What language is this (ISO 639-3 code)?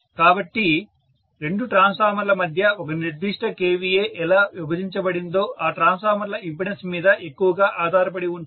tel